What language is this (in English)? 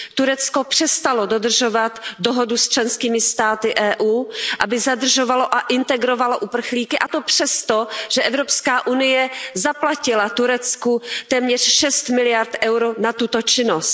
Czech